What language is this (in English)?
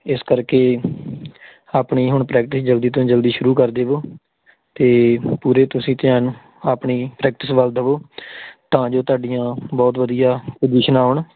Punjabi